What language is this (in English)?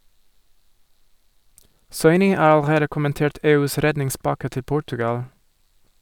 Norwegian